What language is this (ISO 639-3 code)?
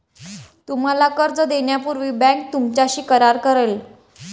mar